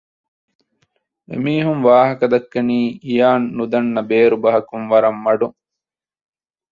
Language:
Divehi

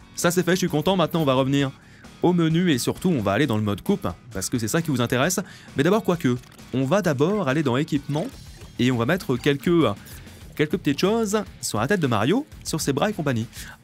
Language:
French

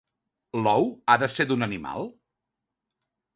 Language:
Catalan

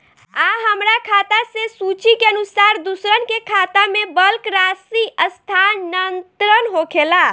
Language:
Bhojpuri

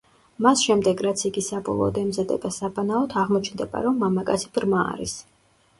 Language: Georgian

